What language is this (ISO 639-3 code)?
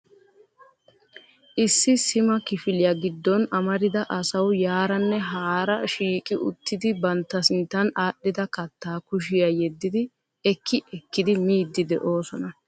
wal